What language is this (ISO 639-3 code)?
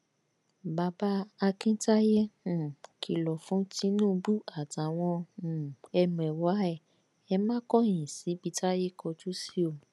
yor